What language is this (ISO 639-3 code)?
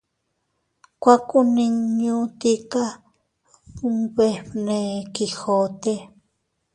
cut